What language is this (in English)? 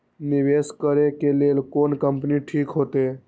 Maithili